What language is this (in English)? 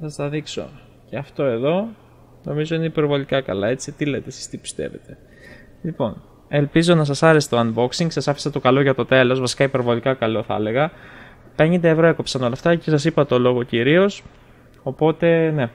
Greek